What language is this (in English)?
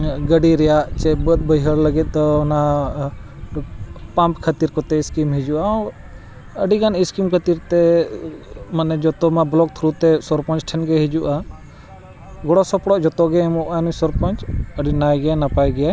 Santali